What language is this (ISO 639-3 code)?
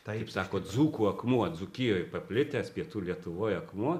lit